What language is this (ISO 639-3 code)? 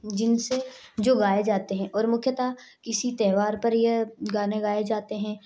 hin